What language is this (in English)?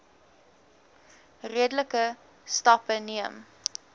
Afrikaans